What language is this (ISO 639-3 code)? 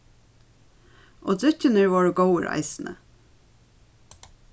fao